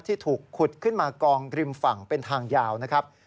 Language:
Thai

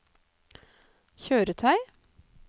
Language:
Norwegian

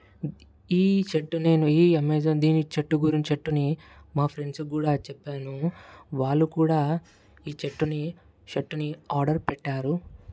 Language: Telugu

